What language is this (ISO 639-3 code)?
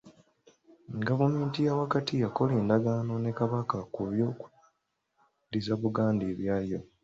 lug